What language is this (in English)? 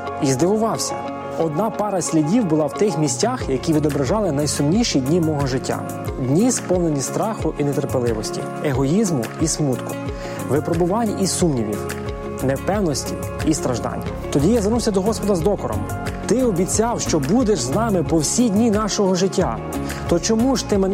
Ukrainian